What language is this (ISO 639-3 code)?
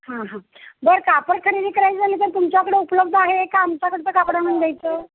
mar